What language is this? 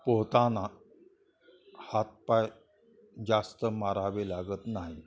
Marathi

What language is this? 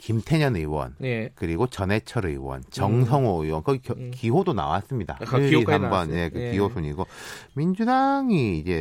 Korean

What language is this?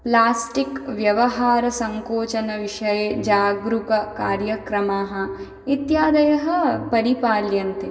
Sanskrit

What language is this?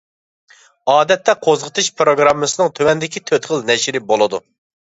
Uyghur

